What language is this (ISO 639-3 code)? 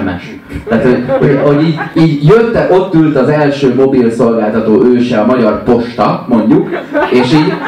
hun